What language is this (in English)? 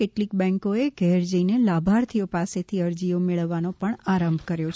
Gujarati